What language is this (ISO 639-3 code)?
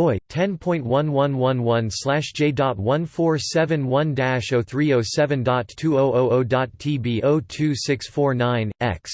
eng